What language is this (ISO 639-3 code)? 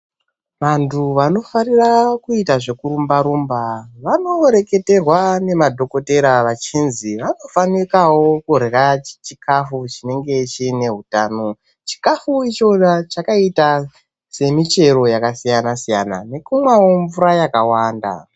ndc